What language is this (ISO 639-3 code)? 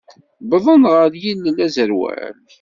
kab